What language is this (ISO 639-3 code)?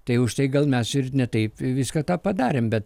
lit